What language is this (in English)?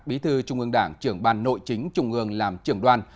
Vietnamese